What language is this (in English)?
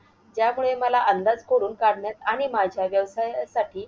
Marathi